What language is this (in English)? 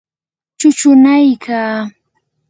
Yanahuanca Pasco Quechua